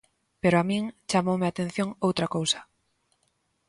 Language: Galician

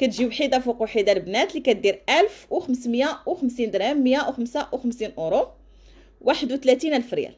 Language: Arabic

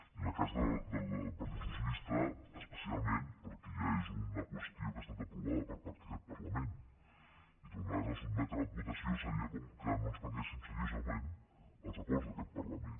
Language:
Catalan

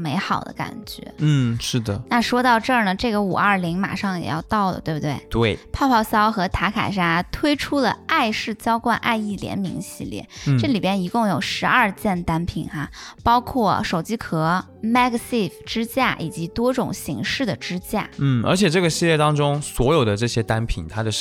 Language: Chinese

